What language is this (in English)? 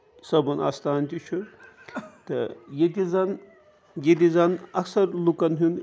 Kashmiri